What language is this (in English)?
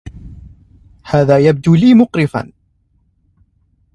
Arabic